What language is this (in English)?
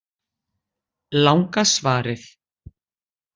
Icelandic